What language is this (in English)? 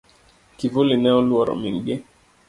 Luo (Kenya and Tanzania)